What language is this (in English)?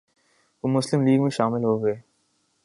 Urdu